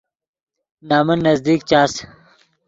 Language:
Yidgha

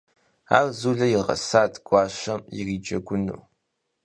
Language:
Kabardian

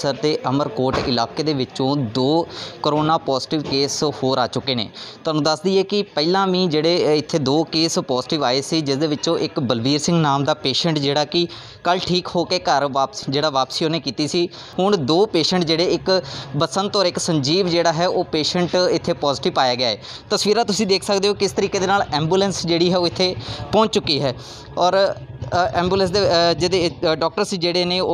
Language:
Hindi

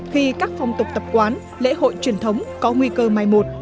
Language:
Vietnamese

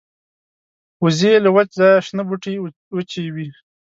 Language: Pashto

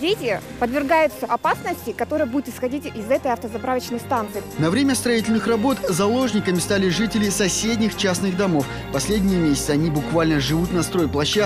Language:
Russian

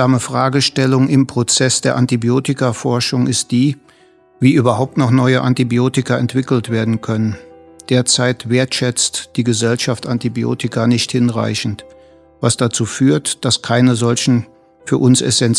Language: German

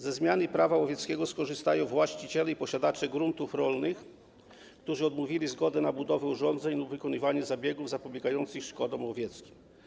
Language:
Polish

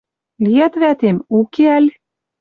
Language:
Western Mari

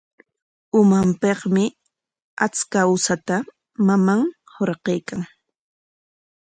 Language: Corongo Ancash Quechua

